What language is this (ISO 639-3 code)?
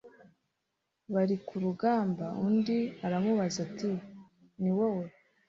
kin